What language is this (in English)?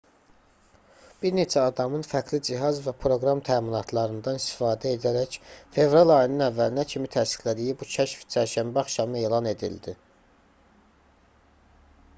Azerbaijani